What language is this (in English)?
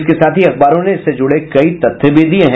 Hindi